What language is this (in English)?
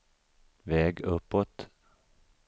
Swedish